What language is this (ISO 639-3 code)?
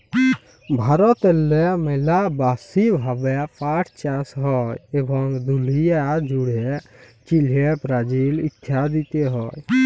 ben